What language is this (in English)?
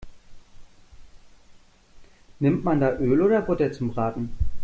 German